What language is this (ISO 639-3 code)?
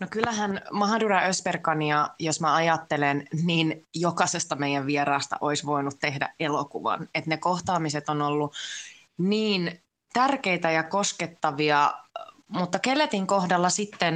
fin